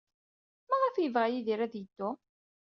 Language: Kabyle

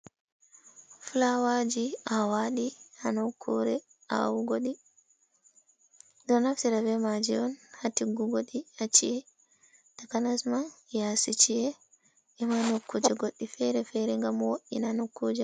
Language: Fula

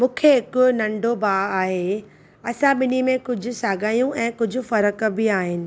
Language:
Sindhi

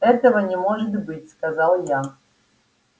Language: Russian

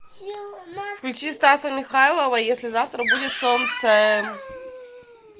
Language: Russian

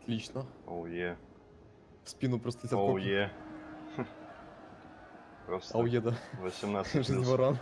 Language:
Russian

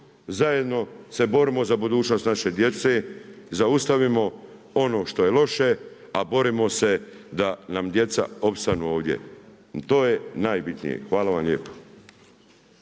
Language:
Croatian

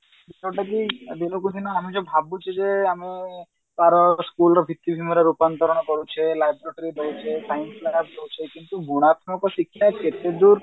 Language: Odia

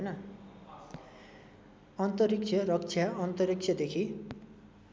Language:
Nepali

